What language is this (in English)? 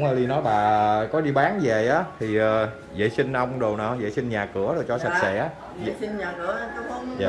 Vietnamese